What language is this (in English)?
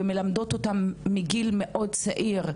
Hebrew